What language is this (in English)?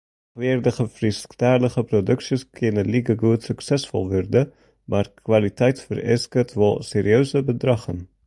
Western Frisian